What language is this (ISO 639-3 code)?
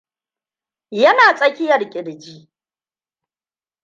hau